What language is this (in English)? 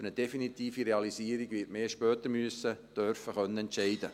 Swiss German